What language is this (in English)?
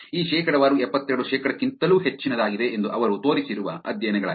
Kannada